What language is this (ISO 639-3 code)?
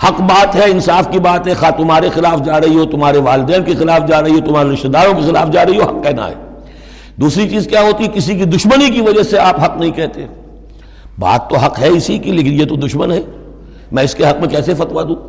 urd